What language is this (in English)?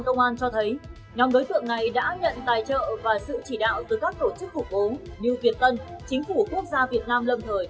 Vietnamese